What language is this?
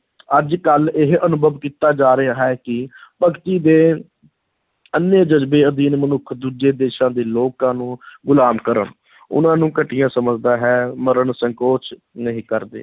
Punjabi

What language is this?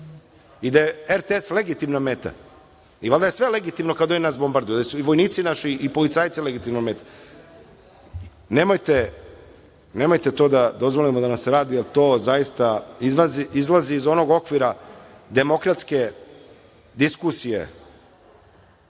Serbian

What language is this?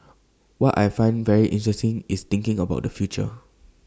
English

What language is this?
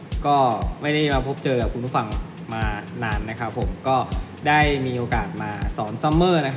Thai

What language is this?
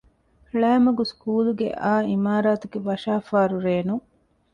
Divehi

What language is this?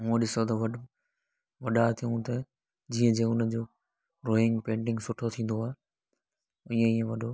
Sindhi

